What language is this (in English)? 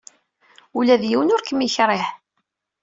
Kabyle